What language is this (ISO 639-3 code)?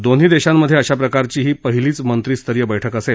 mar